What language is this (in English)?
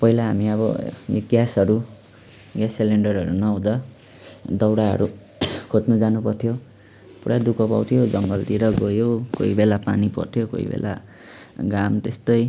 Nepali